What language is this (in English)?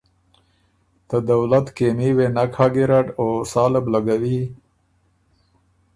Ormuri